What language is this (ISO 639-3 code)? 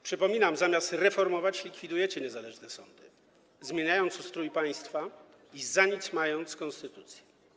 pol